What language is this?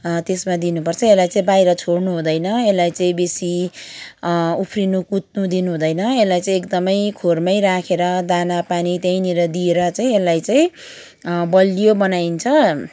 Nepali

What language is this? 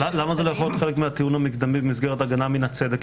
Hebrew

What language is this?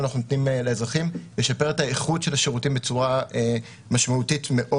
Hebrew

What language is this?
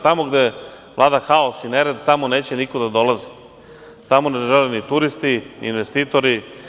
Serbian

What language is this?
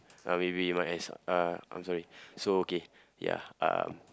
English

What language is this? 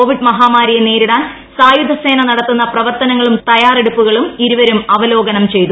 Malayalam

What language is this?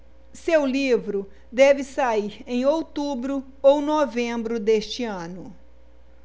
Portuguese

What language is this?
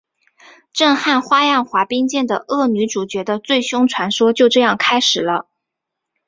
Chinese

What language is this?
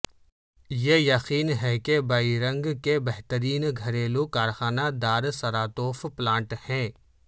Urdu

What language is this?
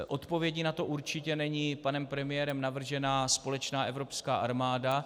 Czech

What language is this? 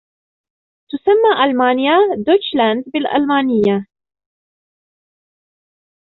Arabic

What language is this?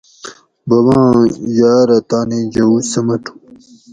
Gawri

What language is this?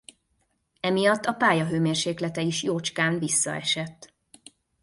Hungarian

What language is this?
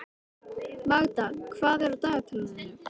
Icelandic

